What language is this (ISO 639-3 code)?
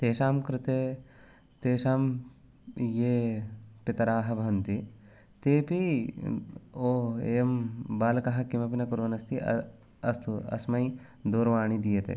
san